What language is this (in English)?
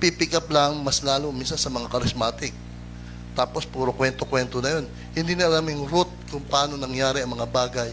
Filipino